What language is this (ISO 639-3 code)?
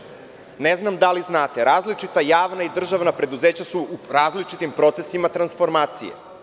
srp